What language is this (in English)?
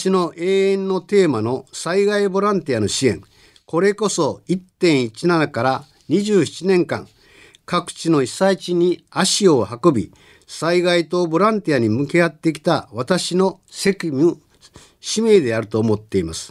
Japanese